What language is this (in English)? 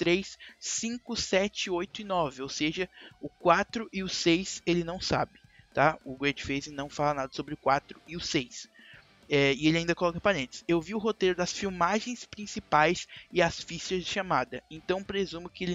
Portuguese